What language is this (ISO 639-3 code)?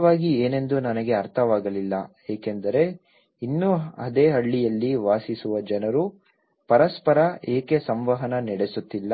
kan